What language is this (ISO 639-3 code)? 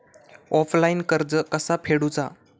mar